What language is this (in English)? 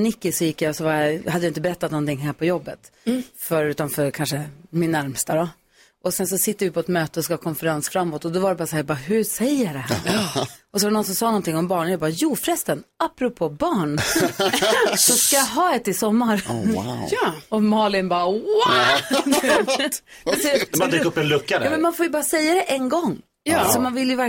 Swedish